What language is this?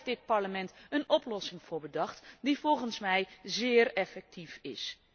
Dutch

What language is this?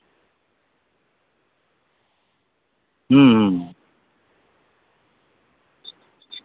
Santali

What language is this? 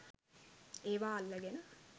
Sinhala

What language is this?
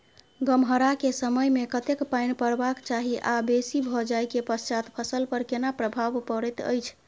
Maithili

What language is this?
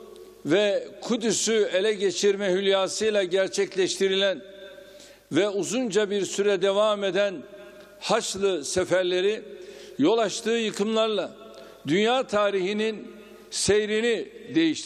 Turkish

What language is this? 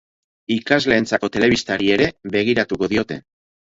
Basque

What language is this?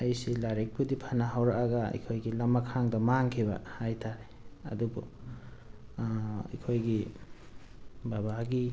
Manipuri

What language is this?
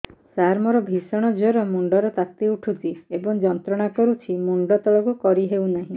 Odia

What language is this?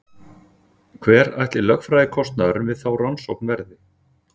Icelandic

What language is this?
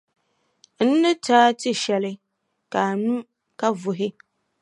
Dagbani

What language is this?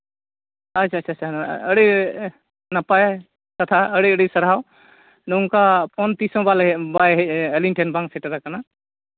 Santali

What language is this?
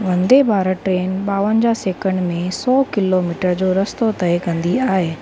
Sindhi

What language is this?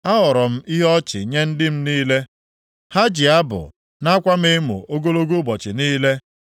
Igbo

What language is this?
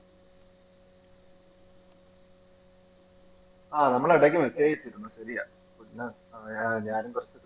Malayalam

